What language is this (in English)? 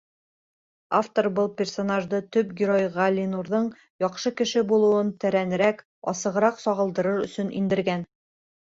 Bashkir